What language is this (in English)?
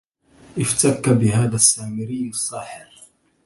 Arabic